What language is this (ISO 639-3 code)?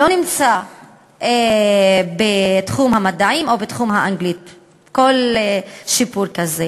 heb